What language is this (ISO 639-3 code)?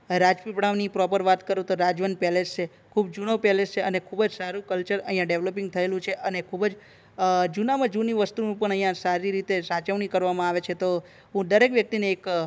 guj